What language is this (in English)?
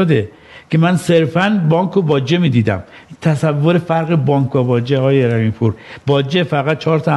Persian